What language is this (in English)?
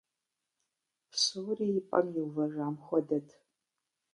Kabardian